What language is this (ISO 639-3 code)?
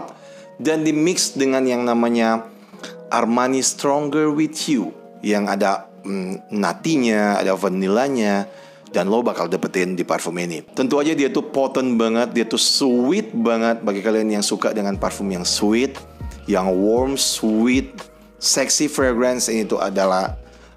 ind